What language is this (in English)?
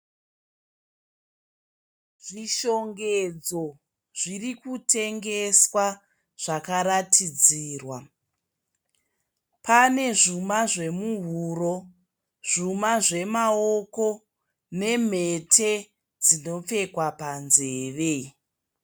Shona